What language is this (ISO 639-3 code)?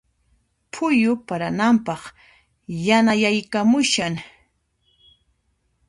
qxp